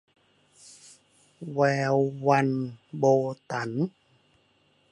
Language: Thai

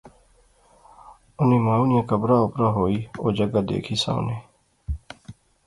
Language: Pahari-Potwari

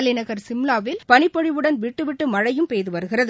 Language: Tamil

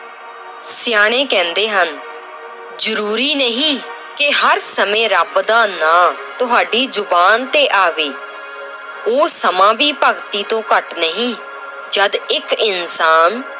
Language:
Punjabi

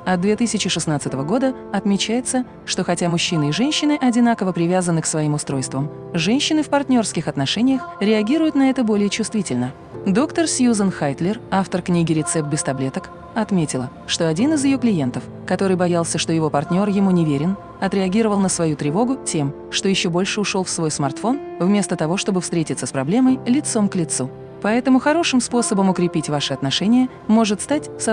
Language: Russian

